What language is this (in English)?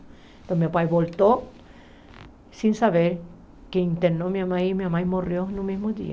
Portuguese